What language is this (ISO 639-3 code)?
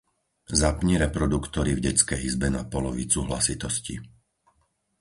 slk